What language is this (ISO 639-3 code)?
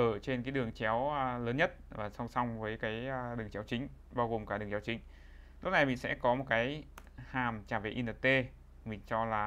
vie